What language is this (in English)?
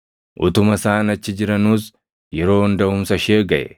Oromo